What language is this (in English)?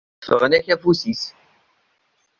Kabyle